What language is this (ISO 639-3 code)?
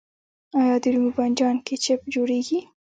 pus